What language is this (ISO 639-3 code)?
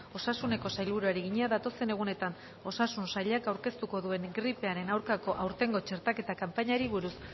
eus